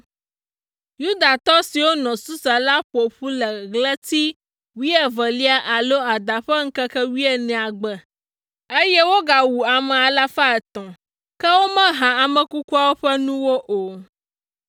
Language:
Ewe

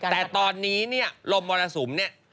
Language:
Thai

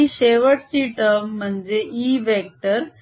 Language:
Marathi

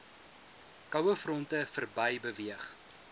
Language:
Afrikaans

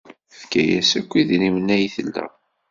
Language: Kabyle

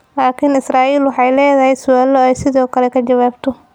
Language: Somali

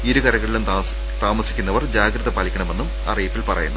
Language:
Malayalam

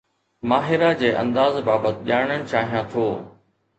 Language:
Sindhi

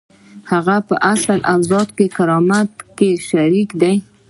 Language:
Pashto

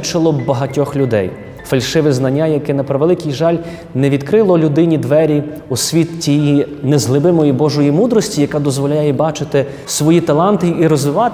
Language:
Ukrainian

